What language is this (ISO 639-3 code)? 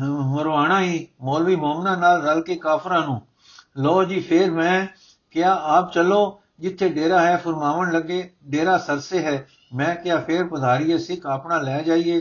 pan